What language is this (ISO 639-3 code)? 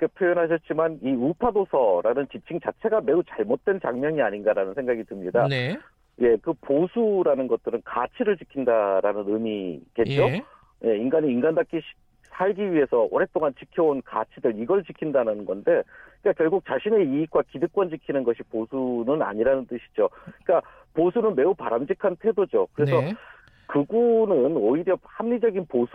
kor